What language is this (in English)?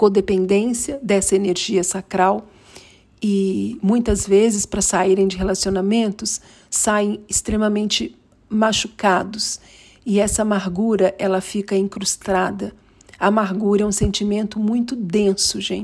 Portuguese